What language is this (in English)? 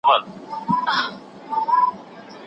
Pashto